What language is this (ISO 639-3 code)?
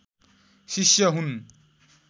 nep